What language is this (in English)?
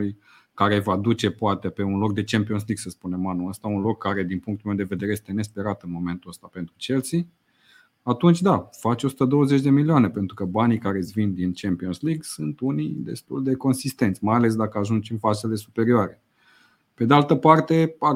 Romanian